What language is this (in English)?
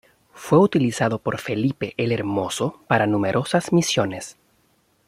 Spanish